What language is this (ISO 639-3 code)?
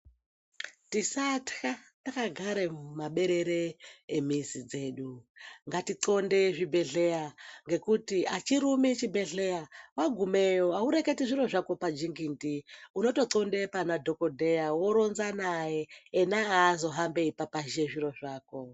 ndc